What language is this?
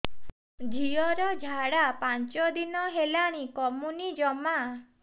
Odia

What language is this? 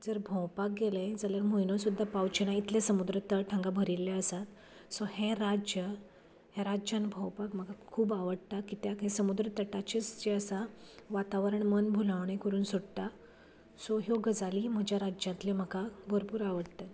Konkani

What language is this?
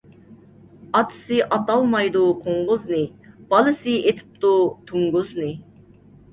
Uyghur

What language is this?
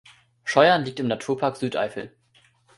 German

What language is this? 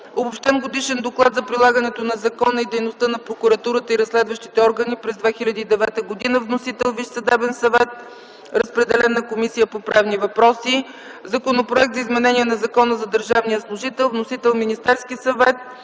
Bulgarian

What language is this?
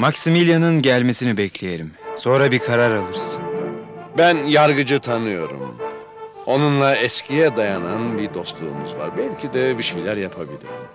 Turkish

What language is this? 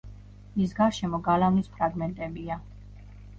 Georgian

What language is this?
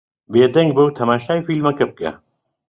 Central Kurdish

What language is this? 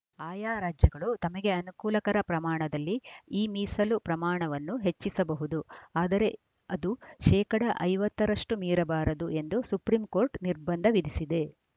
Kannada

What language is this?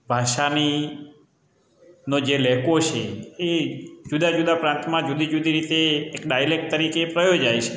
Gujarati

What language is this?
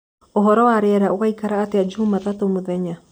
Kikuyu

